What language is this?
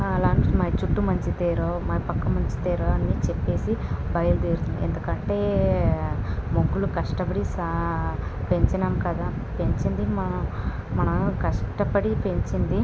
Telugu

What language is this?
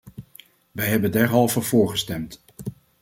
Dutch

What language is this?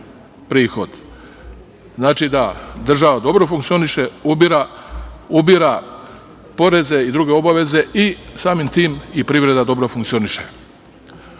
Serbian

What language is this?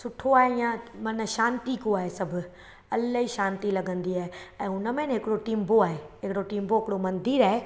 Sindhi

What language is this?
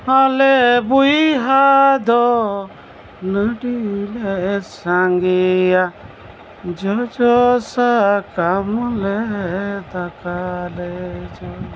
Santali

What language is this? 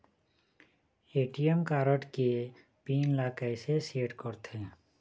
Chhattisgarhi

